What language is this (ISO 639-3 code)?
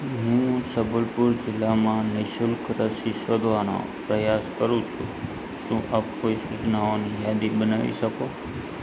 guj